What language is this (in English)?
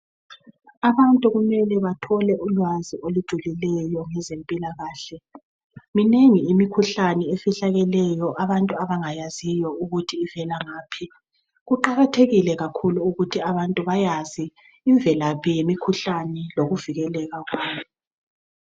North Ndebele